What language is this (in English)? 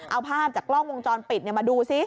Thai